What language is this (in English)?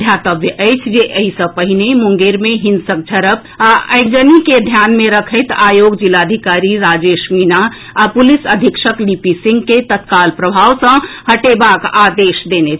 Maithili